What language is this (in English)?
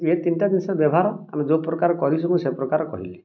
Odia